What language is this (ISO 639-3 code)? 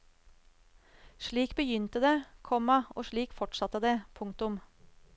nor